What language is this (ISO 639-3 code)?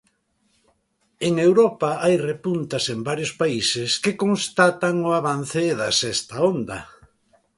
glg